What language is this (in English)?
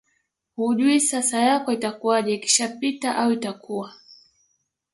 Swahili